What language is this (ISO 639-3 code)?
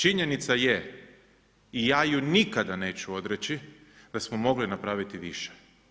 hrv